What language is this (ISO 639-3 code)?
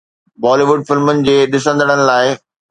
snd